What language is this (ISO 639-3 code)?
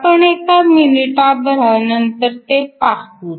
mar